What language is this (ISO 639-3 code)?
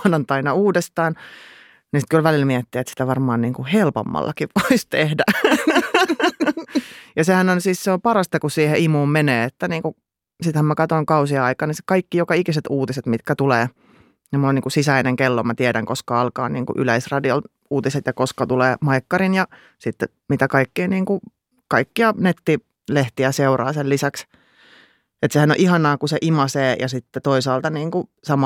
fin